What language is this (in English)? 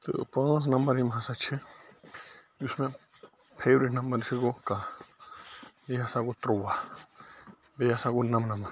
Kashmiri